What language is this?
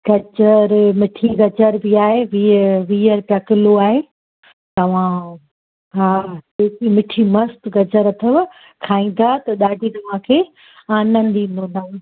Sindhi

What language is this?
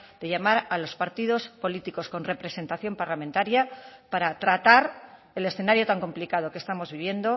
Spanish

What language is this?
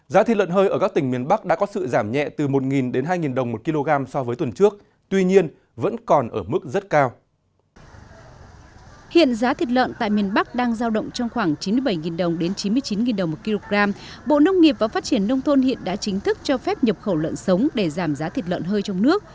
Vietnamese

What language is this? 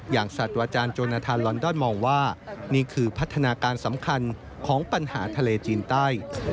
Thai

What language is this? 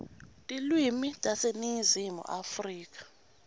Swati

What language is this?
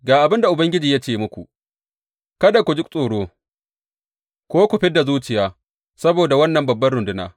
Hausa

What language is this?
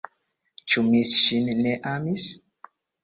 Esperanto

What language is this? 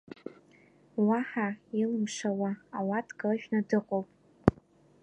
Abkhazian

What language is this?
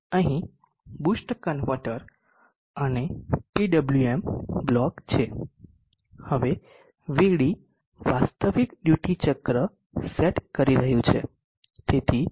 Gujarati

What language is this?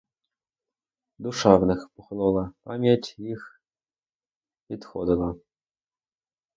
Ukrainian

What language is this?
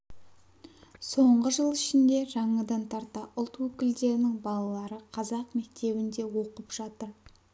Kazakh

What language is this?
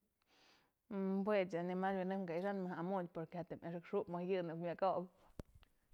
Mazatlán Mixe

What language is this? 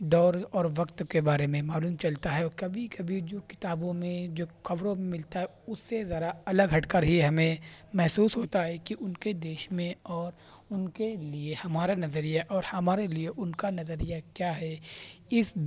Urdu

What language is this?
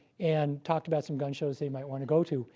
English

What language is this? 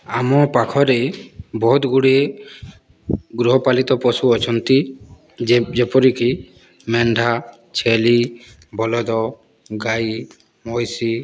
Odia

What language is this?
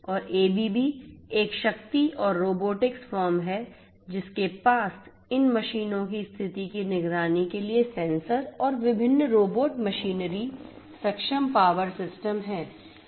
Hindi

